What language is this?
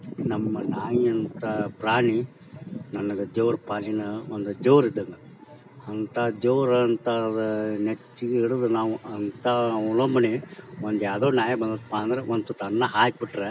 Kannada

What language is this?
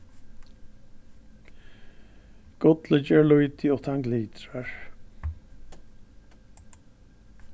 Faroese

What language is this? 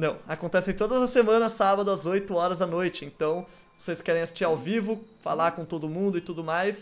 Portuguese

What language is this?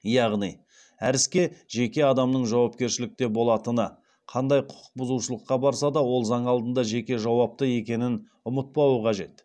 Kazakh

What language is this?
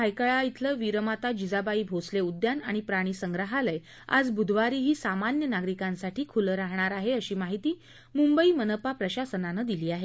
Marathi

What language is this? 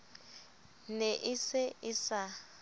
Southern Sotho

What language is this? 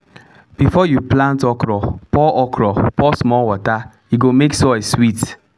Nigerian Pidgin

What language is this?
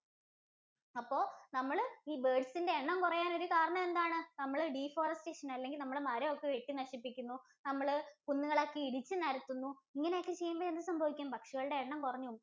Malayalam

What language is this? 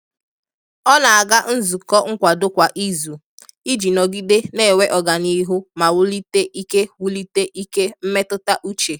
Igbo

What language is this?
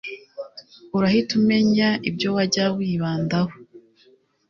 Kinyarwanda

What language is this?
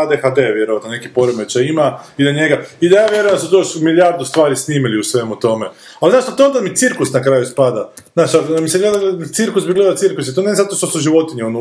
Croatian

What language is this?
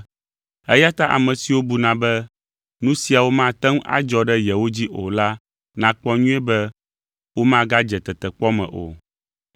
Ewe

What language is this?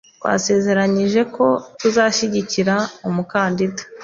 Kinyarwanda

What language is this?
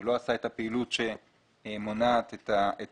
Hebrew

